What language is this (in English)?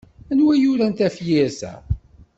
Kabyle